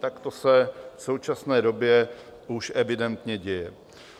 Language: Czech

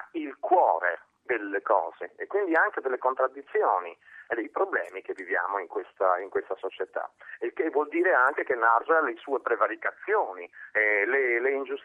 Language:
Italian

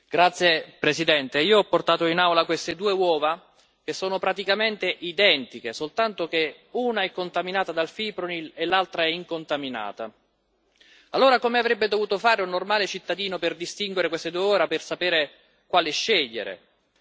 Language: Italian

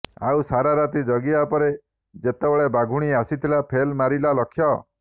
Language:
Odia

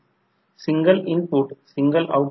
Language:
Marathi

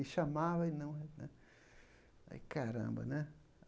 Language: Portuguese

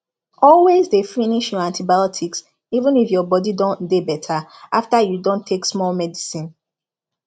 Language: Nigerian Pidgin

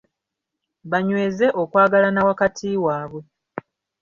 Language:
Ganda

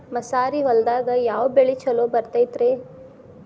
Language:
Kannada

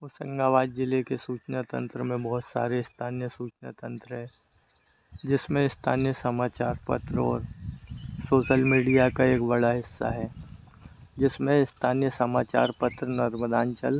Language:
Hindi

